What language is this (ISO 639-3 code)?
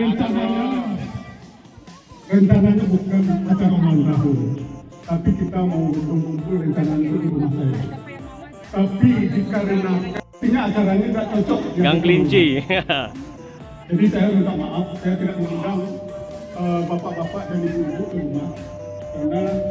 ind